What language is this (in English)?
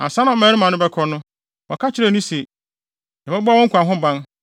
Akan